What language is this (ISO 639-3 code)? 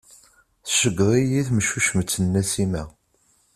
kab